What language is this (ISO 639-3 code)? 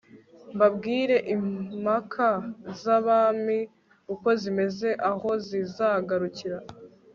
kin